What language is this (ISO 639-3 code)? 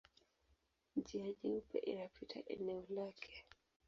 swa